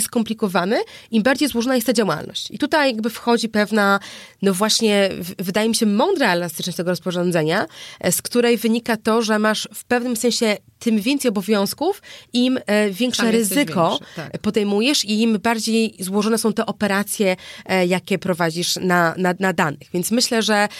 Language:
Polish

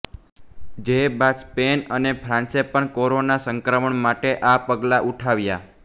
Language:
Gujarati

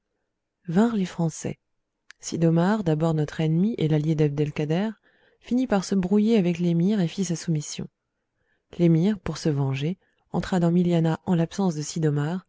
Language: French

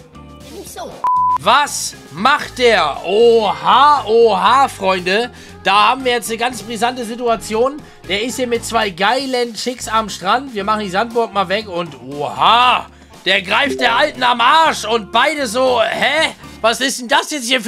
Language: German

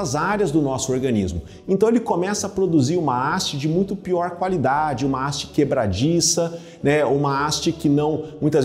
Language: Portuguese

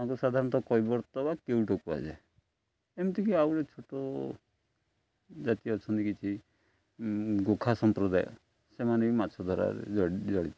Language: Odia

